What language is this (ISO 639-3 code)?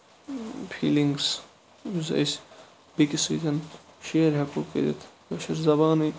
kas